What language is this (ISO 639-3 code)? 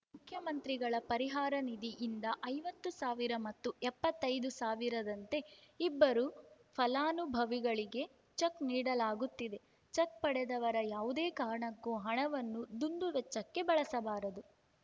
kan